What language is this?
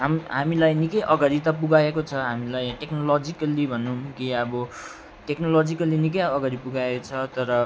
Nepali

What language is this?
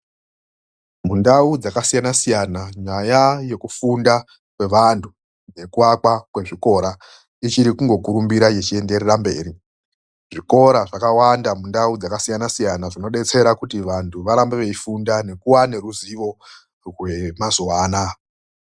Ndau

